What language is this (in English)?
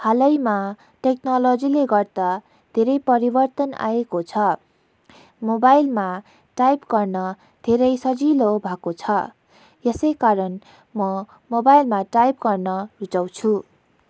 Nepali